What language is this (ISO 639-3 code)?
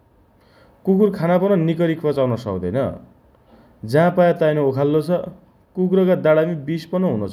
dty